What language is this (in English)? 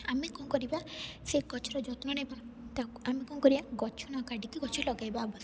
Odia